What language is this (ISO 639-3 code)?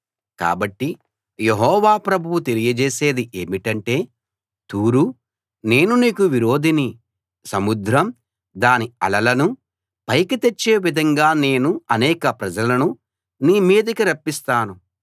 tel